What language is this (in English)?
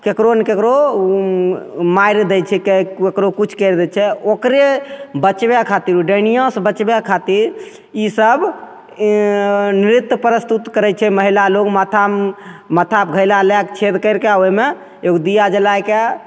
Maithili